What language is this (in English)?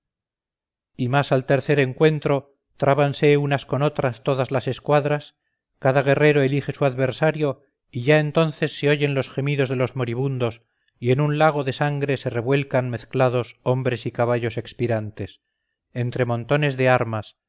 Spanish